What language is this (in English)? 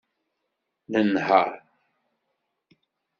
Kabyle